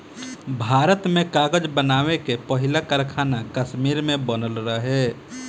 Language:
Bhojpuri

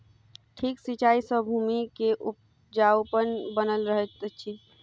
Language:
Maithili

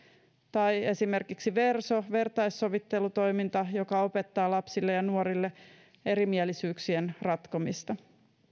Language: Finnish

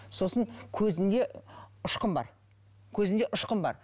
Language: Kazakh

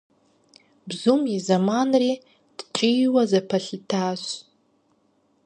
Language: Kabardian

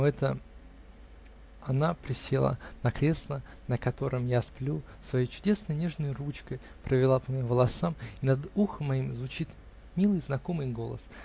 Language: Russian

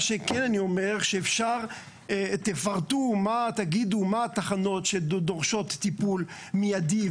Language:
Hebrew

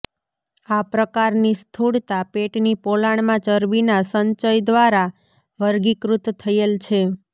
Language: Gujarati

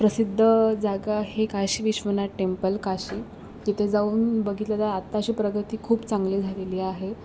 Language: Marathi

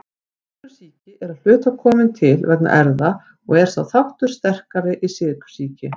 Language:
Icelandic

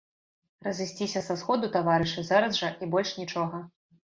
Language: Belarusian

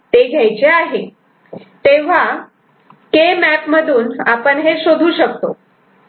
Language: Marathi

